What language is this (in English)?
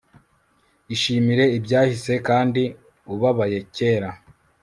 Kinyarwanda